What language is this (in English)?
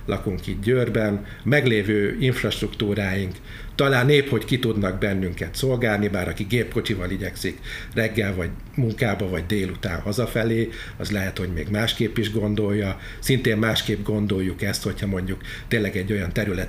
Hungarian